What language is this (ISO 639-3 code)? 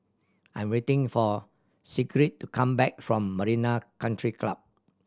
eng